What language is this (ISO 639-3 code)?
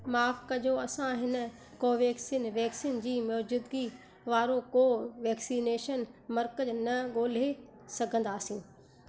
snd